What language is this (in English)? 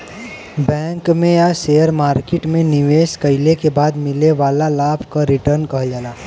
Bhojpuri